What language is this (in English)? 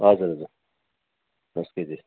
Nepali